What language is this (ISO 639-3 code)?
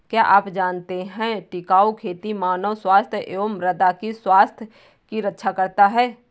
hin